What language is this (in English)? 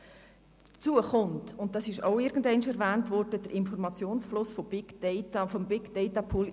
Swiss German